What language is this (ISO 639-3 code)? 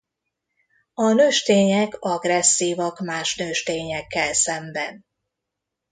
hun